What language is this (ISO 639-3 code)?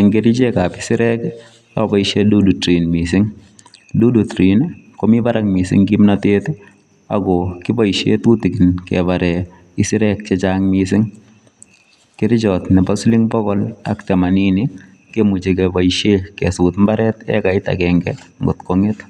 kln